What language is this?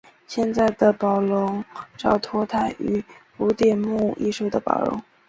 Chinese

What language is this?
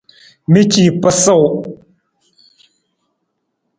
Nawdm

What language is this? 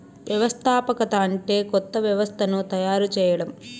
Telugu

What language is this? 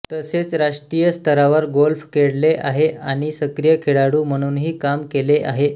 Marathi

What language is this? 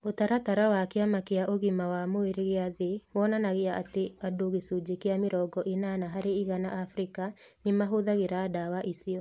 Kikuyu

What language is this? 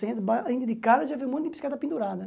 Portuguese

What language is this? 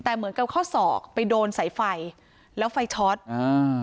Thai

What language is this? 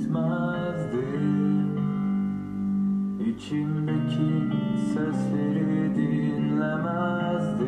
Turkish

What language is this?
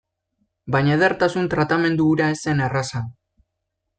Basque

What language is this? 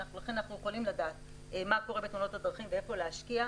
Hebrew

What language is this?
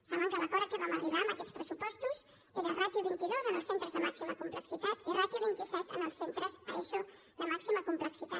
Catalan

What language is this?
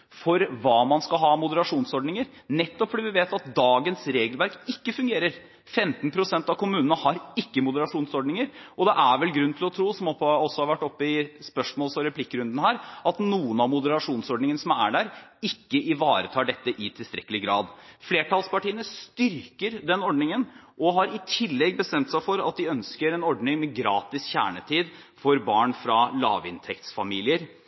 Norwegian Bokmål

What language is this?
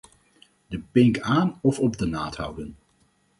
Dutch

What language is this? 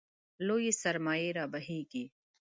Pashto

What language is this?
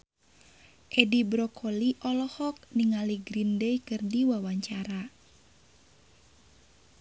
Sundanese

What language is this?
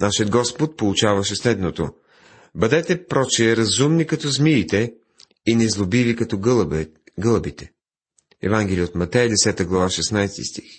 Bulgarian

